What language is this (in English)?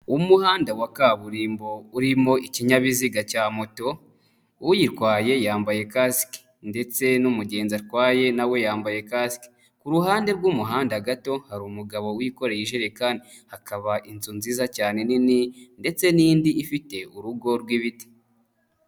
Kinyarwanda